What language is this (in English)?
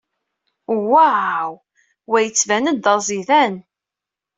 Kabyle